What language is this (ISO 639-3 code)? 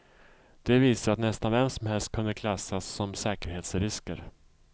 swe